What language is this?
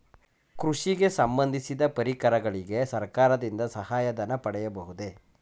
Kannada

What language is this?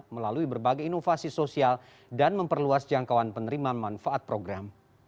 Indonesian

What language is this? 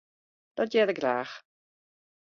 Western Frisian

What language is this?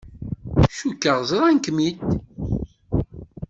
Kabyle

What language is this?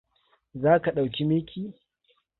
Hausa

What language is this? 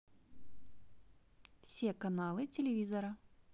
Russian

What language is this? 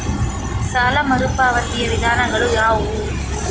Kannada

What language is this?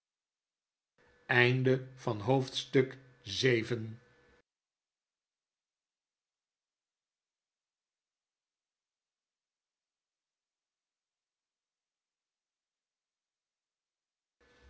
Dutch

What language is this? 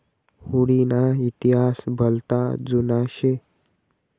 Marathi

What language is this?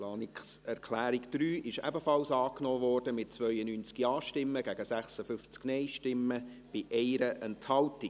Swiss German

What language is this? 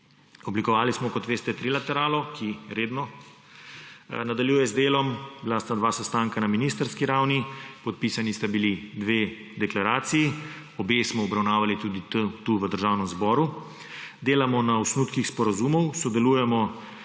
Slovenian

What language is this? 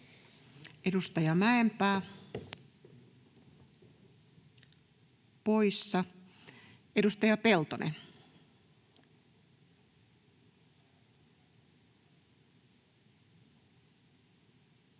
Finnish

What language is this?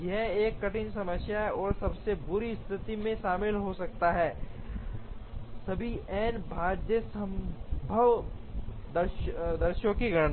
Hindi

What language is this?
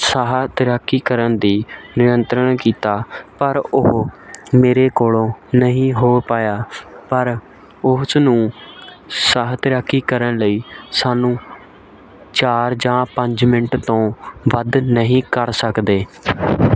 Punjabi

